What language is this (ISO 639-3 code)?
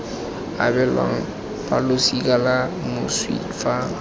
tsn